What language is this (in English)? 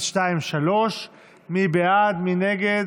Hebrew